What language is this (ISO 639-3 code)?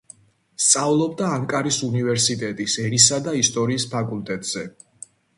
kat